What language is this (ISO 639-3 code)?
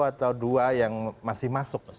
ind